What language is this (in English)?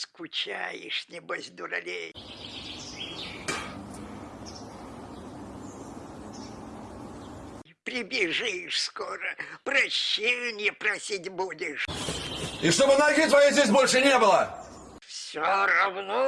Russian